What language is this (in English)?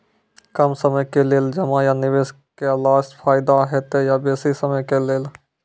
Maithili